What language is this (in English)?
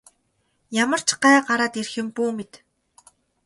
Mongolian